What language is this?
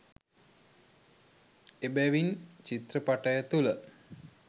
Sinhala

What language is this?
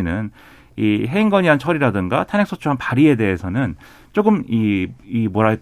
Korean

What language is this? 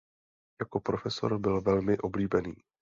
Czech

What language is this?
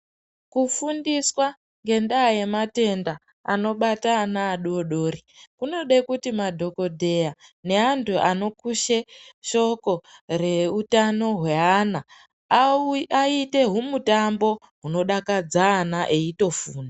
Ndau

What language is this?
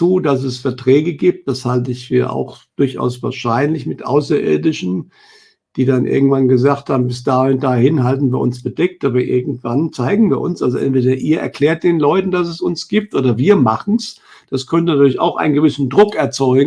German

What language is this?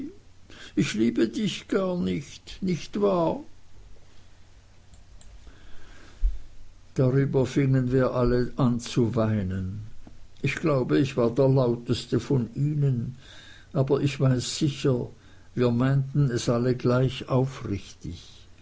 German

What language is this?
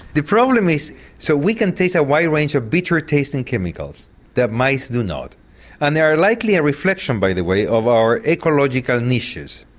English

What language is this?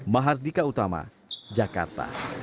Indonesian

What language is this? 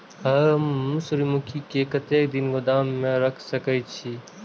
Maithili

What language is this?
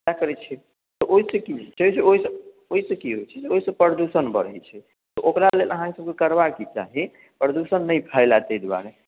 Maithili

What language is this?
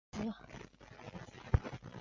Chinese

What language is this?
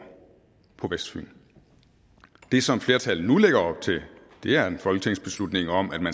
Danish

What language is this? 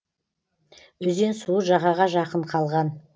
Kazakh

